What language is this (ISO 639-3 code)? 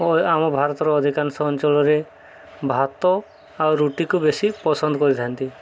ori